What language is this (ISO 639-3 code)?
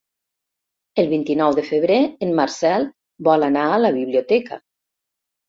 cat